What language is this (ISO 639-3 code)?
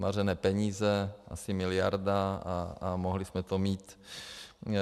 ces